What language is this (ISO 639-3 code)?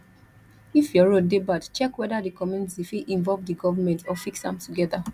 pcm